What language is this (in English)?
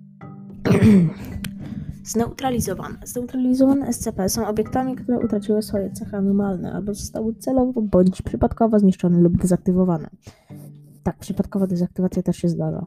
Polish